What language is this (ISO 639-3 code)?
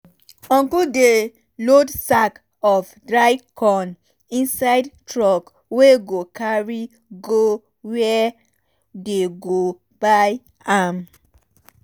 pcm